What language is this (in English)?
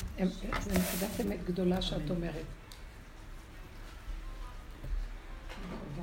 Hebrew